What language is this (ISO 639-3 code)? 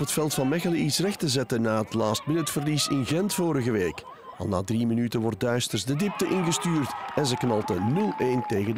nld